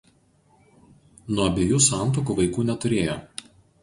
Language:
Lithuanian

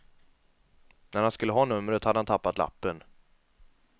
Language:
Swedish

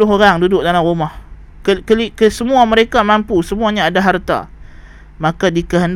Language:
Malay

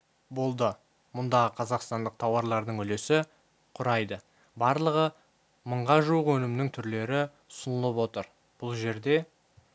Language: Kazakh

